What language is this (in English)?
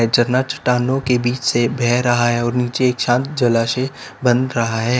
Hindi